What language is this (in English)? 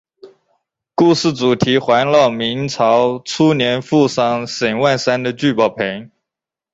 Chinese